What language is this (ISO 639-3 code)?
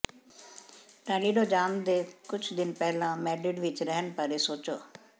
pan